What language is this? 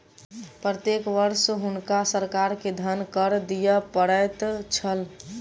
Maithili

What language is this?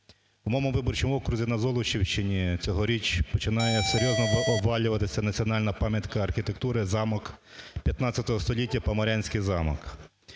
Ukrainian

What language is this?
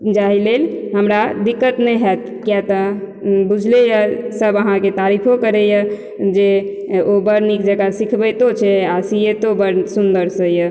Maithili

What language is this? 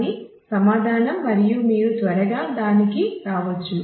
Telugu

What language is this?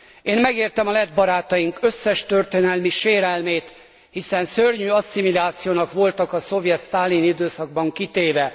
Hungarian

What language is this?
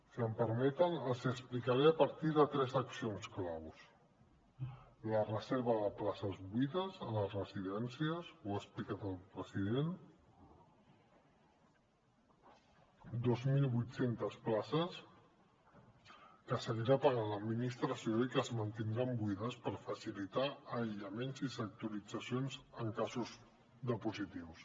Catalan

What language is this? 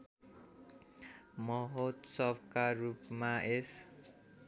Nepali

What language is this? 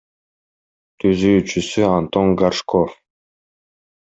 Kyrgyz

